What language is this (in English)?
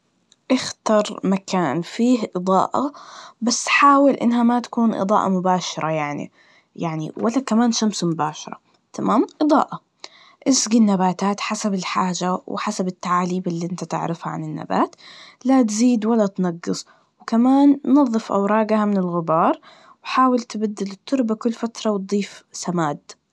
Najdi Arabic